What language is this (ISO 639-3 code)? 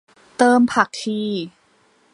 tha